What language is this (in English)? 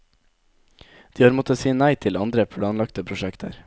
Norwegian